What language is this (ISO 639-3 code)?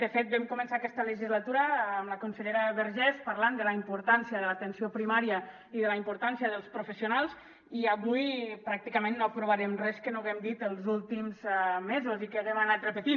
cat